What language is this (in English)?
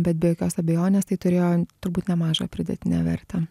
Lithuanian